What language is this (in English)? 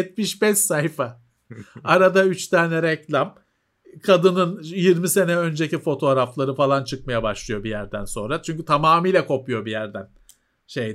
Turkish